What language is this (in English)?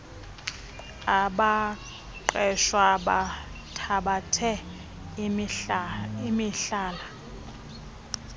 Xhosa